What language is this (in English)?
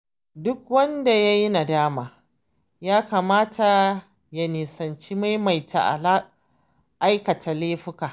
Hausa